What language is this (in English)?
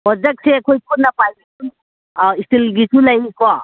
Manipuri